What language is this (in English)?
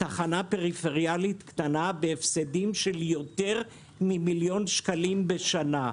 Hebrew